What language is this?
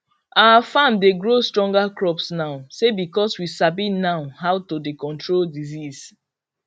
Nigerian Pidgin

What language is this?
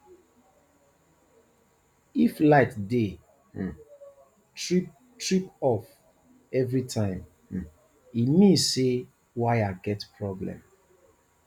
Nigerian Pidgin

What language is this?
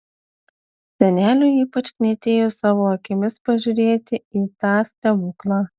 Lithuanian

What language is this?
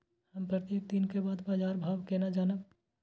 Maithili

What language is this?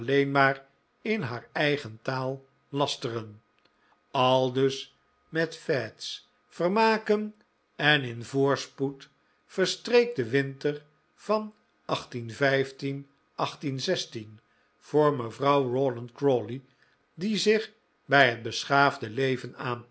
Dutch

